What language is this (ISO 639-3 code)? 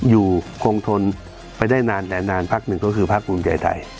tha